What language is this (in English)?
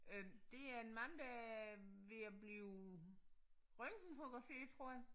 Danish